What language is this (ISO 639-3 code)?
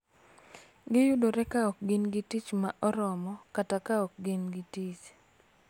luo